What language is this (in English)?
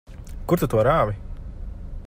Latvian